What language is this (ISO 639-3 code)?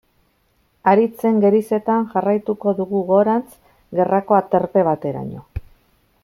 eus